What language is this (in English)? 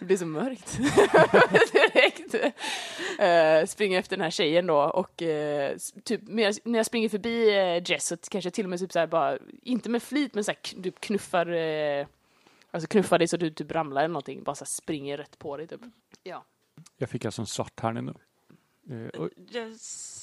Swedish